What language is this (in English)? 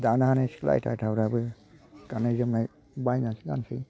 Bodo